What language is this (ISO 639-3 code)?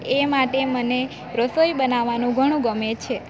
guj